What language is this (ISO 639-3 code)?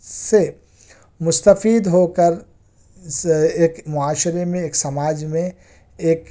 urd